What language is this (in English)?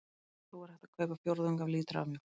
Icelandic